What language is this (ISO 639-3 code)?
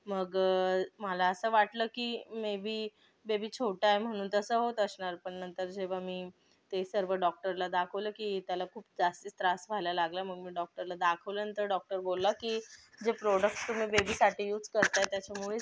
mar